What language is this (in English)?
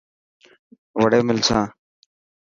Dhatki